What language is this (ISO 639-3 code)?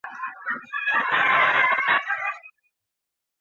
zho